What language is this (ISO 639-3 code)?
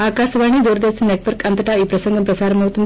tel